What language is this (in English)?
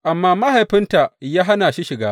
Hausa